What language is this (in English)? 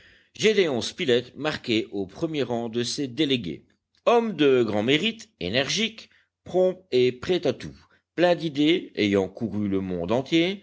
French